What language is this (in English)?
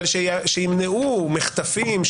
Hebrew